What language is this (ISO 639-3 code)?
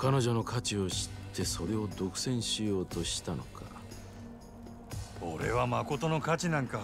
jpn